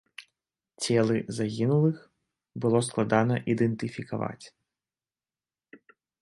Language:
Belarusian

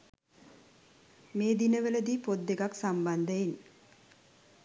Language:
Sinhala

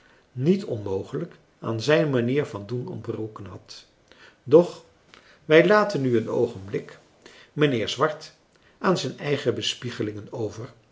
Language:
Dutch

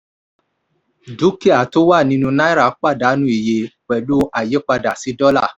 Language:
Yoruba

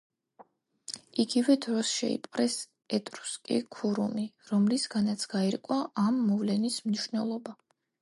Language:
Georgian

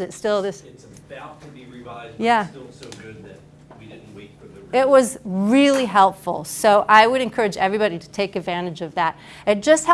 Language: English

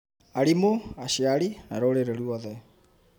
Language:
Kikuyu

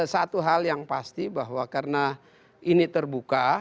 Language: Indonesian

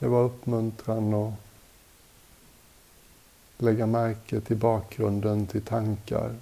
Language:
Swedish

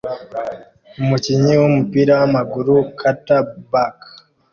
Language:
Kinyarwanda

